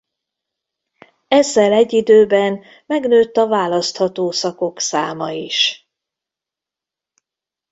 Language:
Hungarian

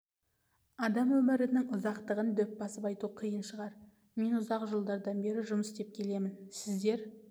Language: Kazakh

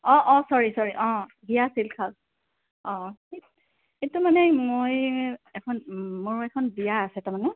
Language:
Assamese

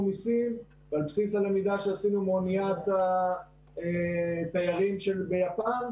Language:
Hebrew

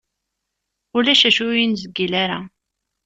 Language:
Kabyle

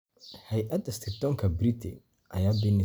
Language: Somali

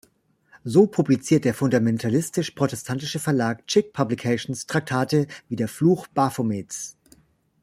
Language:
German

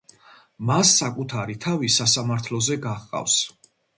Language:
Georgian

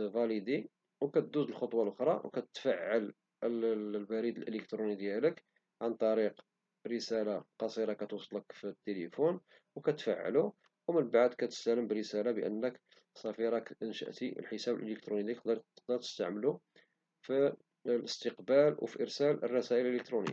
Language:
Moroccan Arabic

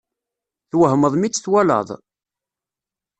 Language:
Kabyle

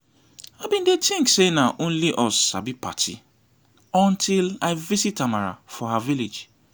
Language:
Nigerian Pidgin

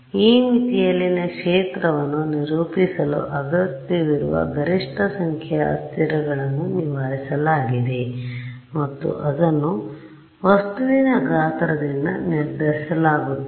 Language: Kannada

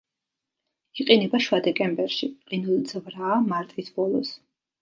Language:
Georgian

